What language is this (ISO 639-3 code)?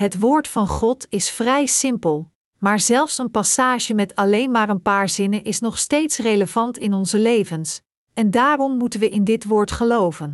nld